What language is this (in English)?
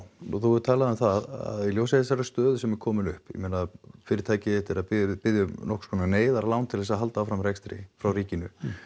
Icelandic